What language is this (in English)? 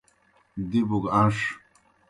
Kohistani Shina